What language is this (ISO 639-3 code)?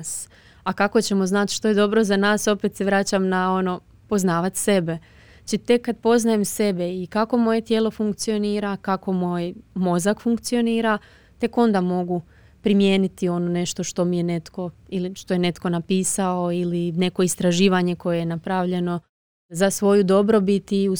hrv